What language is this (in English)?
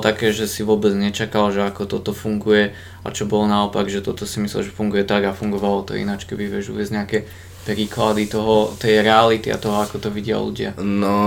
Slovak